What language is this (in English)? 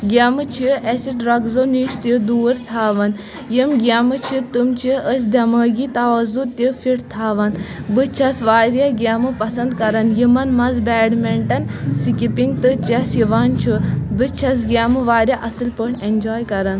Kashmiri